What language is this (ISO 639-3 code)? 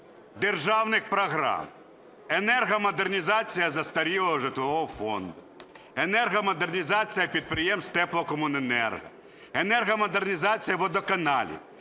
ukr